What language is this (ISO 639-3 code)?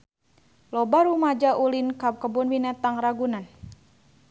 sun